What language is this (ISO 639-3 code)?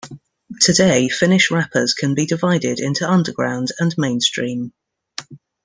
eng